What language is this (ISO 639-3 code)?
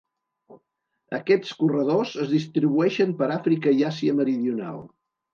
cat